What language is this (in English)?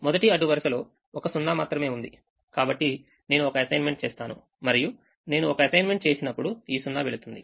Telugu